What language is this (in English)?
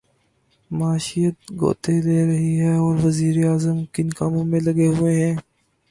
Urdu